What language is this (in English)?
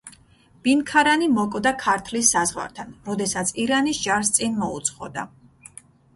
Georgian